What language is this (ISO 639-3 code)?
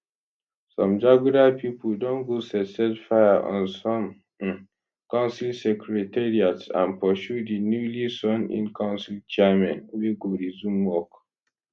pcm